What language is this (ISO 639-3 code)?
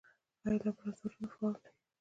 pus